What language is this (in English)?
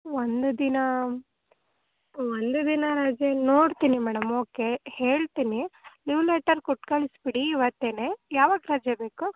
Kannada